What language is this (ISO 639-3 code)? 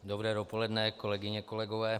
ces